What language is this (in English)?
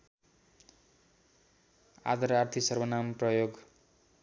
Nepali